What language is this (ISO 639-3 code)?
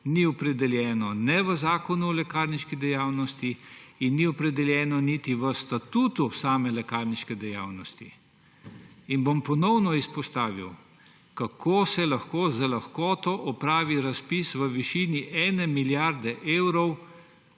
slv